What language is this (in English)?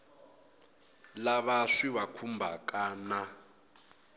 Tsonga